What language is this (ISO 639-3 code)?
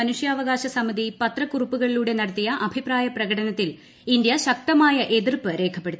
mal